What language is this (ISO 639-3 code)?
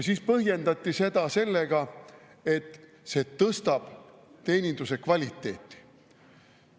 est